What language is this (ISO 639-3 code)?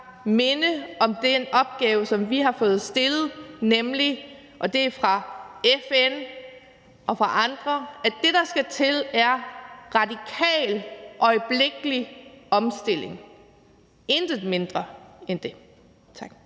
dan